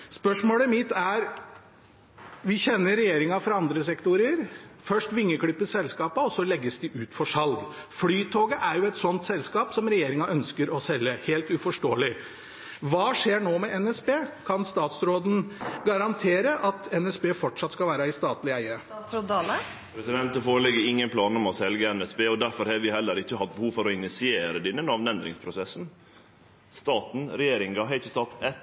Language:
Norwegian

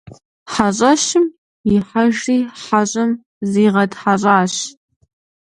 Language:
Kabardian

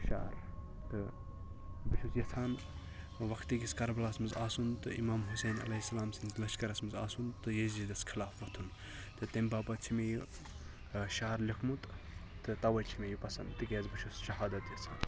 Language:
Kashmiri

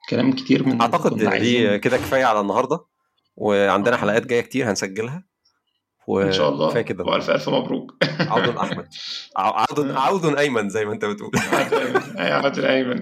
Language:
Arabic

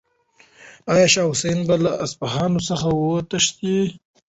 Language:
Pashto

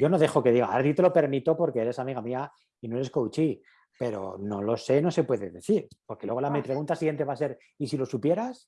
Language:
Spanish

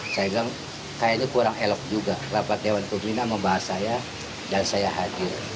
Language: Indonesian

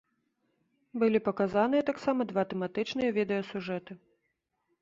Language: Belarusian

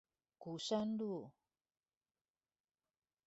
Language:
Chinese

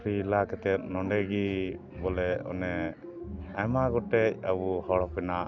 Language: Santali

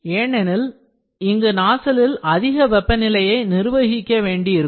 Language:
Tamil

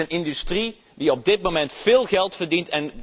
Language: Dutch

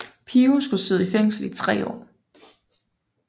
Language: Danish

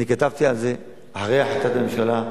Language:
Hebrew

